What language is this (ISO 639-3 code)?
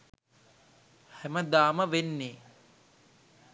sin